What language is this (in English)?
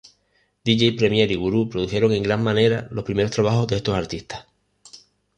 Spanish